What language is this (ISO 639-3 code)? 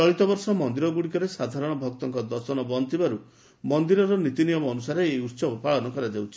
ori